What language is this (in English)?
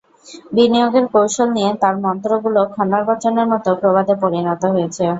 Bangla